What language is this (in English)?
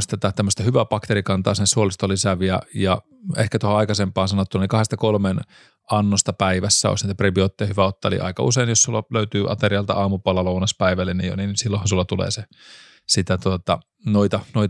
Finnish